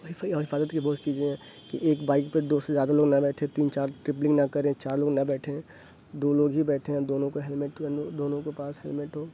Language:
Urdu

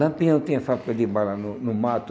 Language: Portuguese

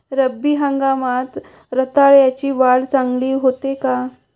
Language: Marathi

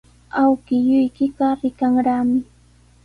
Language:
Sihuas Ancash Quechua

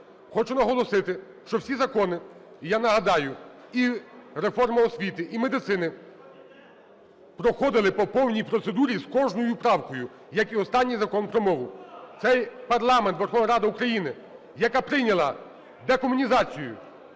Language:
Ukrainian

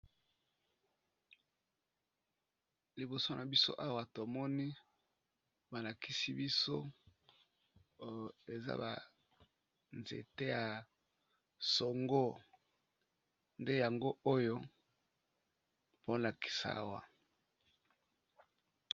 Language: Lingala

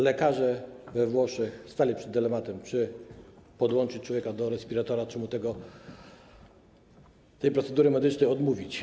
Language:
Polish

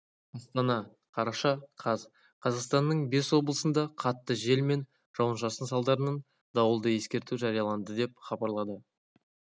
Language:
Kazakh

